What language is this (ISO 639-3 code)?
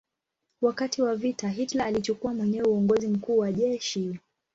swa